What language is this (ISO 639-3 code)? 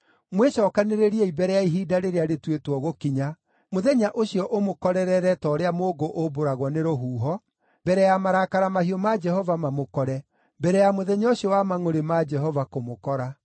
kik